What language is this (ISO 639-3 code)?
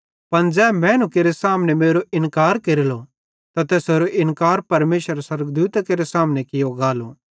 bhd